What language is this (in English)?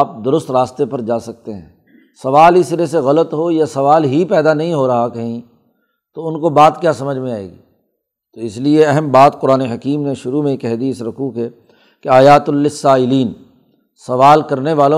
Urdu